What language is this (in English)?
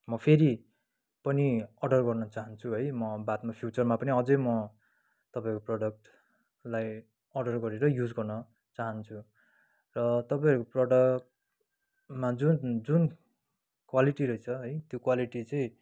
Nepali